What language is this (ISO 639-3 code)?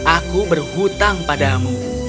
ind